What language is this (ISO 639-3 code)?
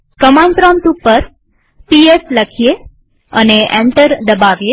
guj